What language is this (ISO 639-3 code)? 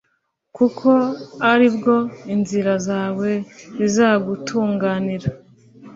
kin